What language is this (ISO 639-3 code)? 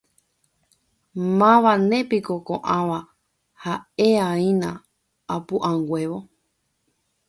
grn